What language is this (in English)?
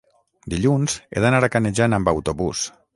Catalan